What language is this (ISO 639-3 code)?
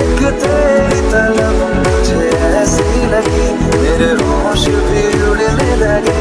hin